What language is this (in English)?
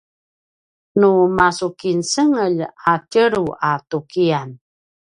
Paiwan